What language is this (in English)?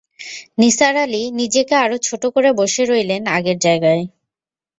Bangla